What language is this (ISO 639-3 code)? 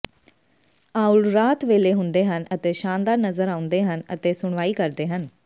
pan